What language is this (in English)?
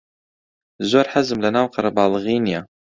Central Kurdish